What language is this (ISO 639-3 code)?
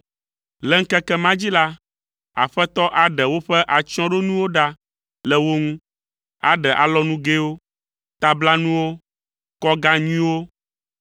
ewe